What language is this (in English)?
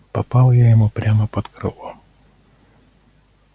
Russian